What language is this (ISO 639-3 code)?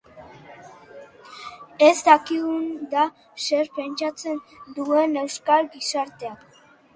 eus